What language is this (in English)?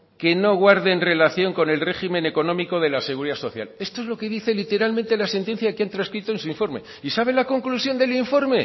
Spanish